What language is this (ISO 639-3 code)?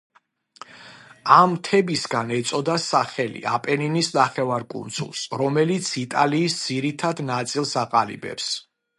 kat